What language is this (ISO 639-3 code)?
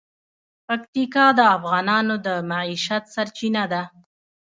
pus